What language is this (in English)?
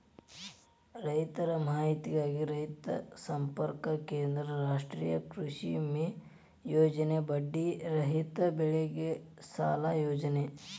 Kannada